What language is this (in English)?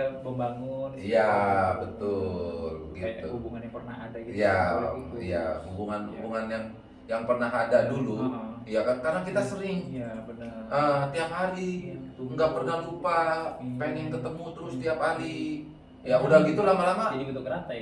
Indonesian